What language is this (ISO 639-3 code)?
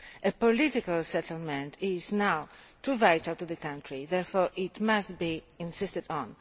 eng